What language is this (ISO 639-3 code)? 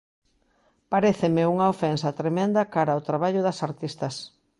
glg